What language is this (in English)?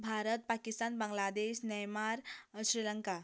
Konkani